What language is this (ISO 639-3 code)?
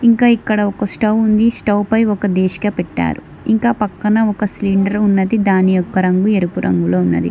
tel